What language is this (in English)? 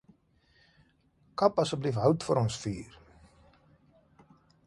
Afrikaans